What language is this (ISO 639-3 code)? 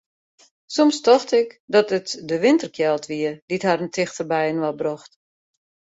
fry